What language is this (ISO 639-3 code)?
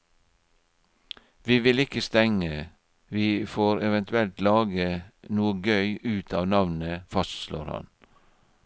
nor